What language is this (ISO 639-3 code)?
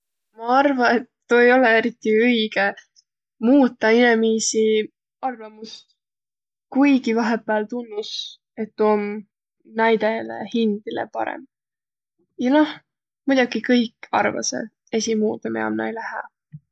vro